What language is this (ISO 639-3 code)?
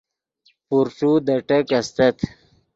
ydg